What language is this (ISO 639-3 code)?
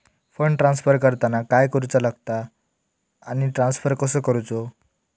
mar